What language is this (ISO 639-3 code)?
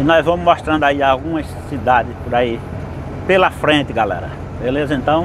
por